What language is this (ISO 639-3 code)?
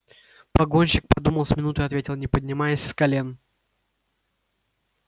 rus